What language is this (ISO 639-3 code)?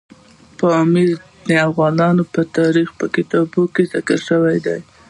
pus